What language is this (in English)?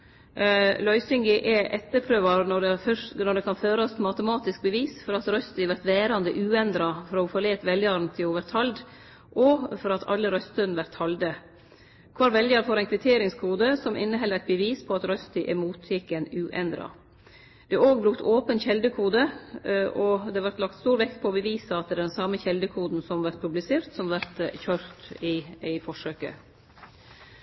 Norwegian Nynorsk